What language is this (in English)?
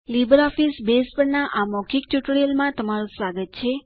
Gujarati